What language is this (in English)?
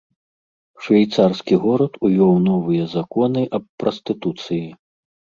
Belarusian